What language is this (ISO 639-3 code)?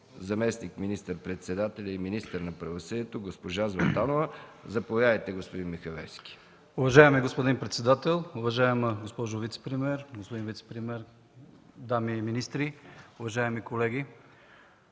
bul